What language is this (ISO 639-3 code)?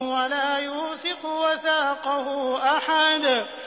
ara